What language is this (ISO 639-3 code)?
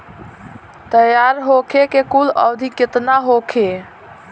bho